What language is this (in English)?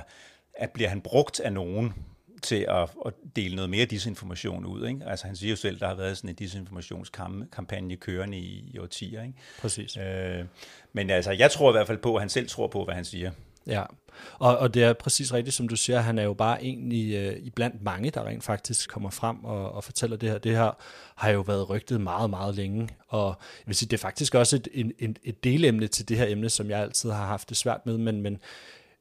Danish